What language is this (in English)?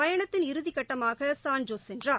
Tamil